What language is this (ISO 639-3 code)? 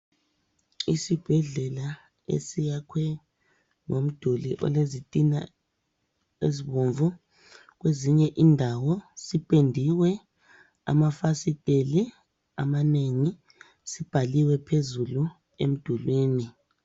nde